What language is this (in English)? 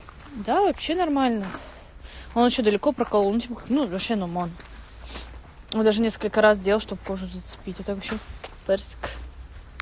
Russian